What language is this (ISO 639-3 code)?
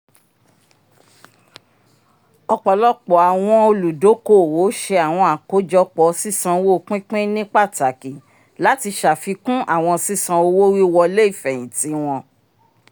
yor